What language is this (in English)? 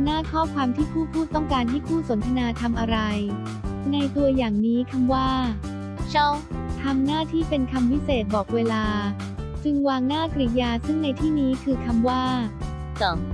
Thai